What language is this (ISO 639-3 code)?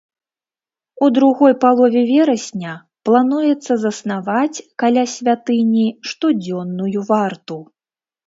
bel